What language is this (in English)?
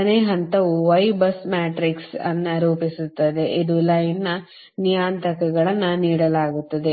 Kannada